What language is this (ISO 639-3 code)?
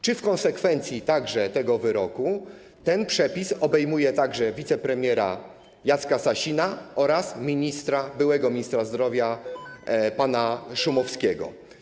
pol